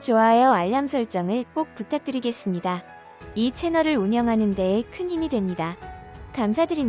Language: Korean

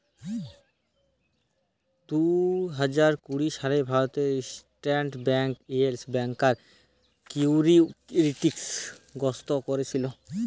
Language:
Bangla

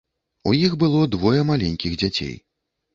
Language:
Belarusian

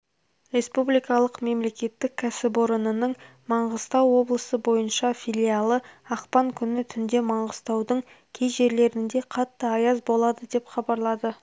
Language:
Kazakh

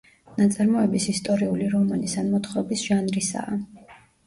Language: Georgian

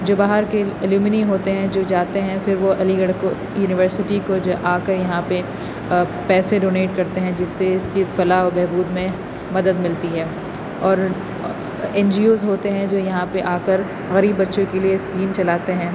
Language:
Urdu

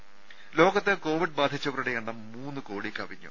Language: Malayalam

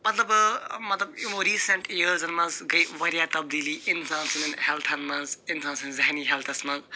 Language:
Kashmiri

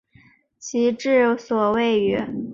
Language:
Chinese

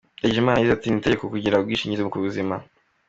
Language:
Kinyarwanda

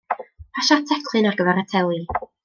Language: Welsh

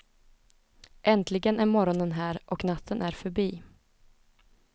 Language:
Swedish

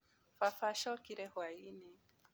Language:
Kikuyu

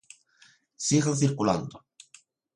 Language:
Galician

